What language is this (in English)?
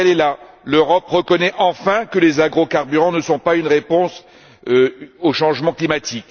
French